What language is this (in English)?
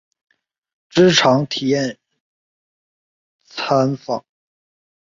Chinese